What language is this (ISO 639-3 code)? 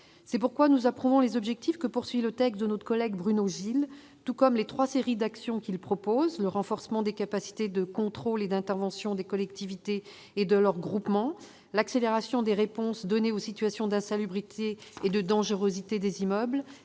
fra